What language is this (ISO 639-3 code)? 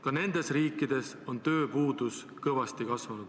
est